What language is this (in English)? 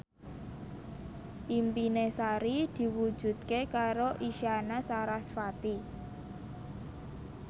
Javanese